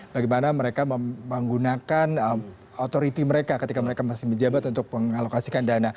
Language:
Indonesian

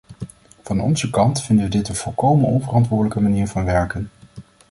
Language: Dutch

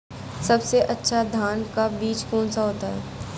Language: Hindi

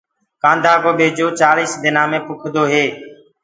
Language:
Gurgula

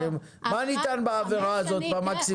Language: Hebrew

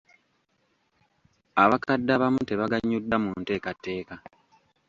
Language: Ganda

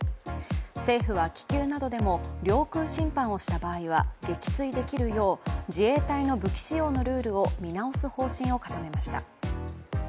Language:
Japanese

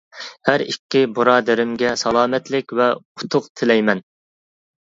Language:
Uyghur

